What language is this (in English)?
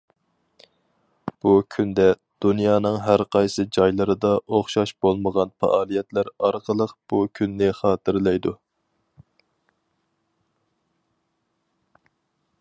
Uyghur